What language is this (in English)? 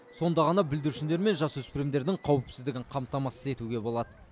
Kazakh